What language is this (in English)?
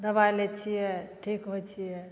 Maithili